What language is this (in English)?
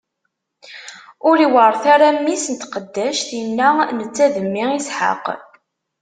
Kabyle